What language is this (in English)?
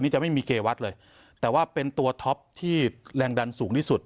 Thai